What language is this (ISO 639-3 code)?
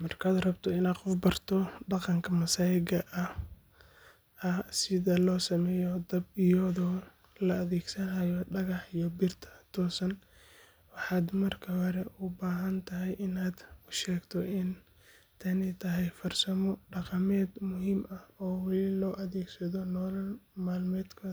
som